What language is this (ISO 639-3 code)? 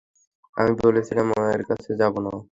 ben